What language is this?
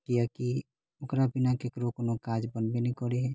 Maithili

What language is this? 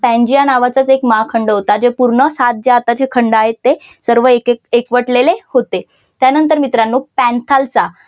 Marathi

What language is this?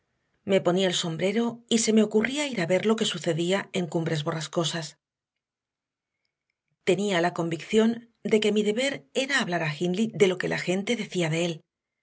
Spanish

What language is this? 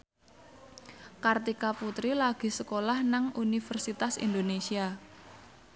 Javanese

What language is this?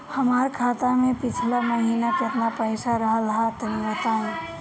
Bhojpuri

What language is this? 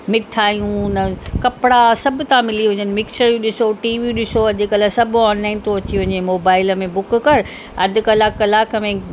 Sindhi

